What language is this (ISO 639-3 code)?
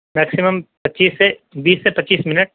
urd